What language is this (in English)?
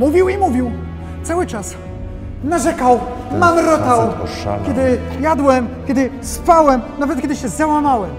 Polish